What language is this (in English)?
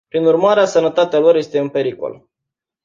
Romanian